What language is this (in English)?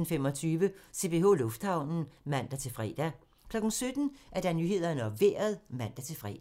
Danish